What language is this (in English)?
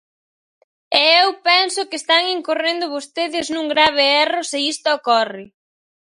Galician